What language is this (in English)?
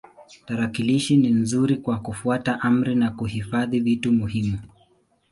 Swahili